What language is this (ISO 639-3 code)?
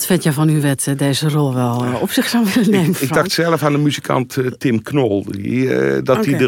nld